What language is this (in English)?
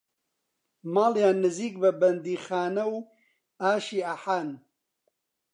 Central Kurdish